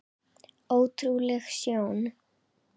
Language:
Icelandic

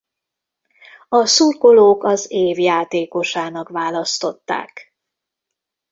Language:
Hungarian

